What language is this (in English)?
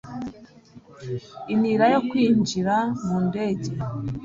Kinyarwanda